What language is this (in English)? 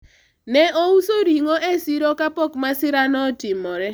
Luo (Kenya and Tanzania)